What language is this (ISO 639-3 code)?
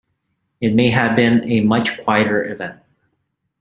eng